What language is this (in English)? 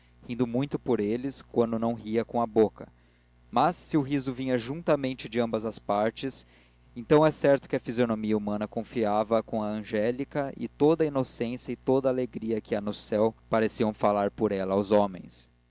Portuguese